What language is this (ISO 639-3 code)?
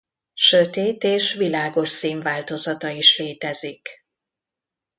hun